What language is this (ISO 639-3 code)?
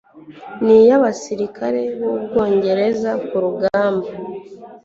kin